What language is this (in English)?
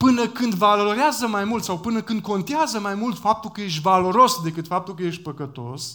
Romanian